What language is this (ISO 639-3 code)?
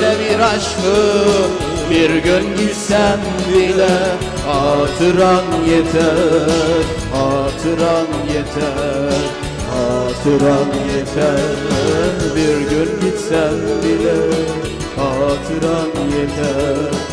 tur